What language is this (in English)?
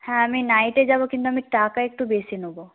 Bangla